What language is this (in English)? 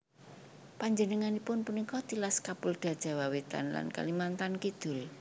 Javanese